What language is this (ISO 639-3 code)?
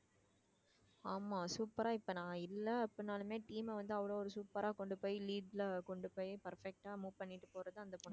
tam